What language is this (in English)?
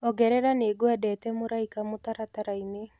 Kikuyu